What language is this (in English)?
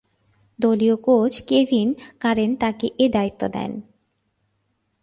Bangla